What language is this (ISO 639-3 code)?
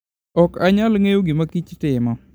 luo